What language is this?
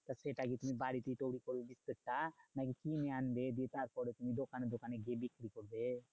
Bangla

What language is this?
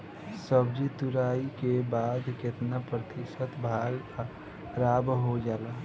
Bhojpuri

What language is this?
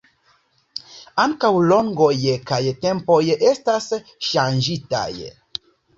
Esperanto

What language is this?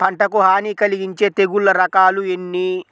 Telugu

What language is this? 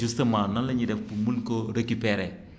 Wolof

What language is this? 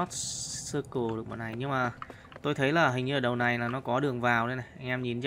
Vietnamese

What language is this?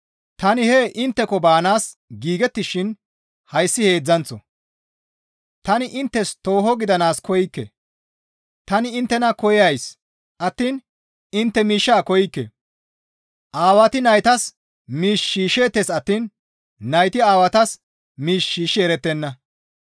Gamo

